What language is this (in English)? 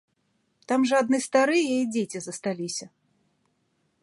Belarusian